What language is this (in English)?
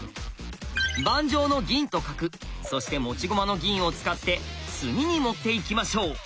Japanese